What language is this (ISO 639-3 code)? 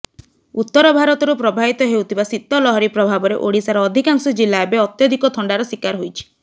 ori